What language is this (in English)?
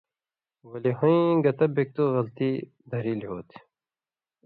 Indus Kohistani